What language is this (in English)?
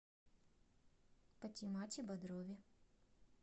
Russian